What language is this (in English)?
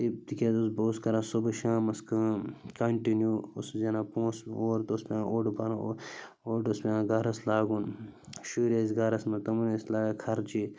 Kashmiri